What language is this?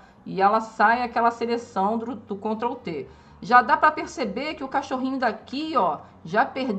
Portuguese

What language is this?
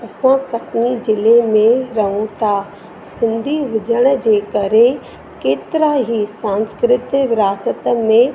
Sindhi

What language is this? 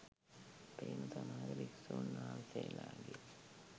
Sinhala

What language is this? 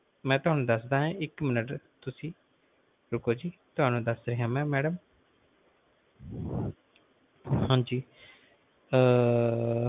Punjabi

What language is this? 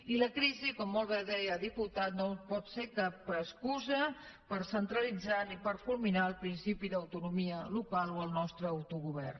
Catalan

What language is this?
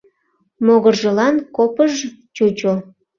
Mari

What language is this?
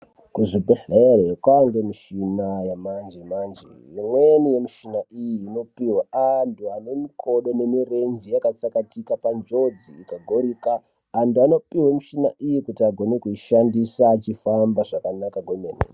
Ndau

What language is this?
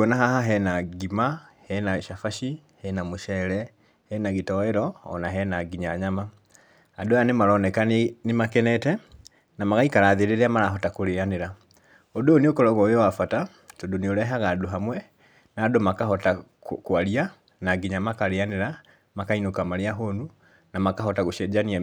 Kikuyu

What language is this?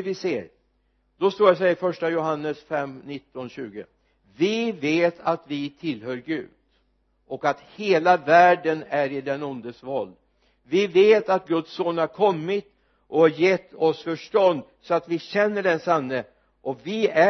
Swedish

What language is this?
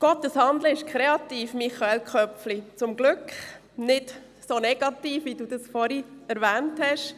Swiss German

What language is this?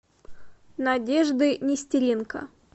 Russian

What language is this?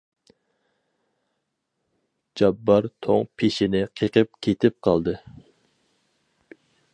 Uyghur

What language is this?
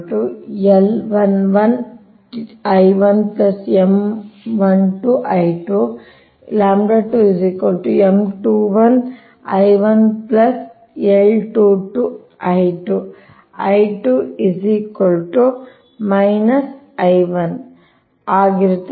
Kannada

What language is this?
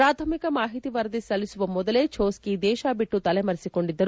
Kannada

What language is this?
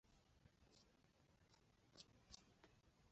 Chinese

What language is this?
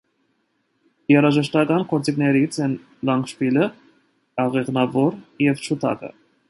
Armenian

